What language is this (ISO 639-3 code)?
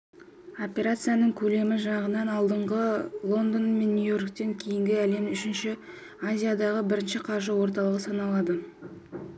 kaz